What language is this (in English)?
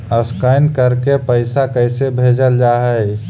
Magahi